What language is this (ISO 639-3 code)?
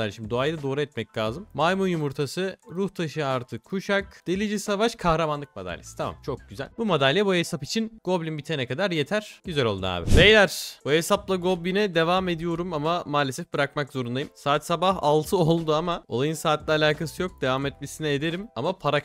tur